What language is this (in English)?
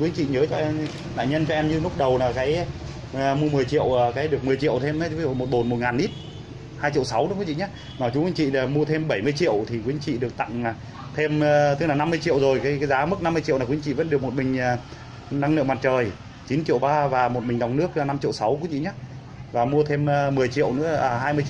Vietnamese